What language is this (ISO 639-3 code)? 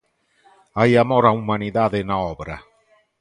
glg